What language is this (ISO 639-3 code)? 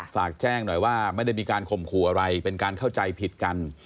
tha